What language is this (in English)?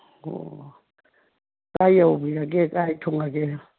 Manipuri